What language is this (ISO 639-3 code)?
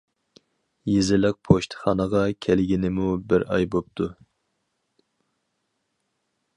uig